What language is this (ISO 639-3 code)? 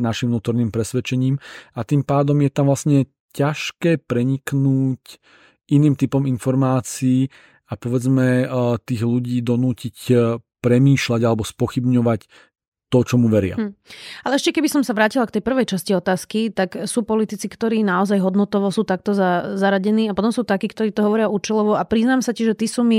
slk